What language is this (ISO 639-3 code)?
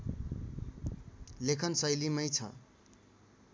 nep